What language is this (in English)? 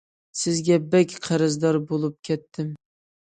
Uyghur